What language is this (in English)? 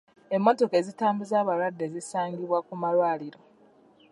Ganda